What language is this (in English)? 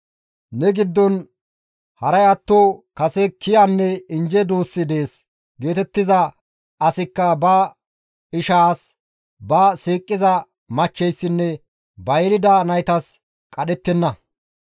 Gamo